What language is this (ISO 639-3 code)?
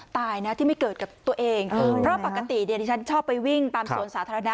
tha